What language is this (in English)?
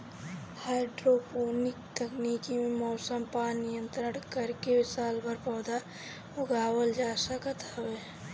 Bhojpuri